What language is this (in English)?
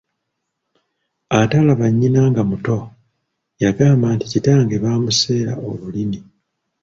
Ganda